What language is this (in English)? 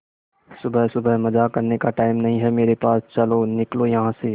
Hindi